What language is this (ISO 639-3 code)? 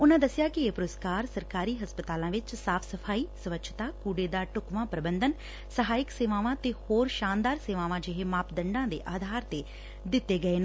pan